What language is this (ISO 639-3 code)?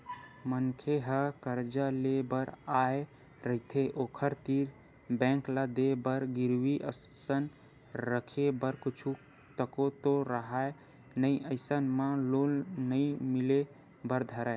hne